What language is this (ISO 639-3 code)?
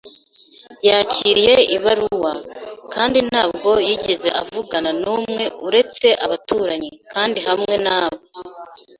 kin